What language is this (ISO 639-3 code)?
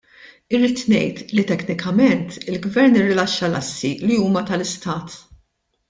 mlt